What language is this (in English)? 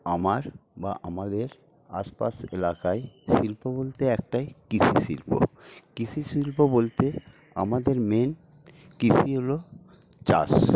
Bangla